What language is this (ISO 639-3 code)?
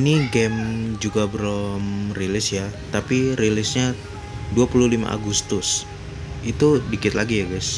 ind